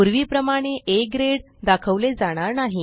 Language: Marathi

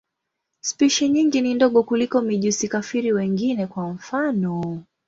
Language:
Swahili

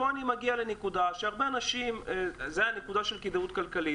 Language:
Hebrew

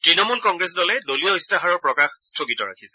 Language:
Assamese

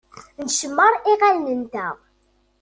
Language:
Kabyle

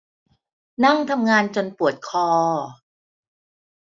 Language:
Thai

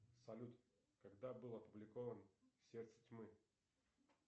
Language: Russian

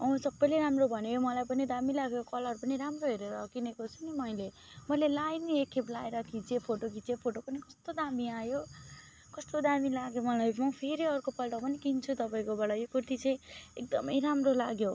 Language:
Nepali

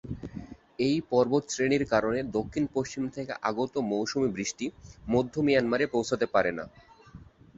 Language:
Bangla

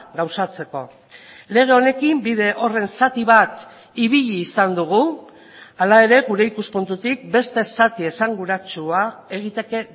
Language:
Basque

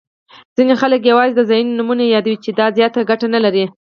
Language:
Pashto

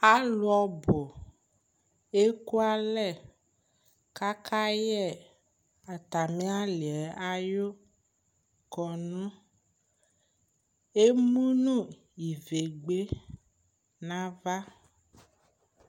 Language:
Ikposo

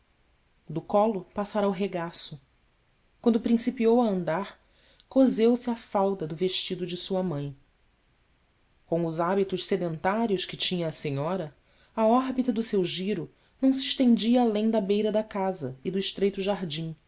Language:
Portuguese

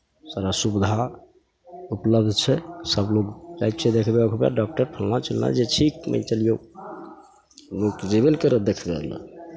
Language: Maithili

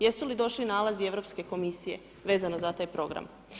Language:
Croatian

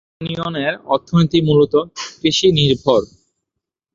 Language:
Bangla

